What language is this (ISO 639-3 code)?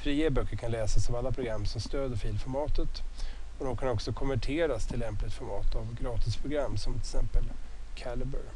swe